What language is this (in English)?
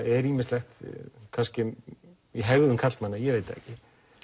Icelandic